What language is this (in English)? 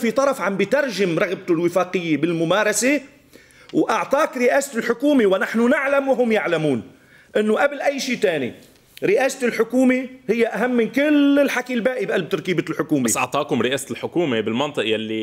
Arabic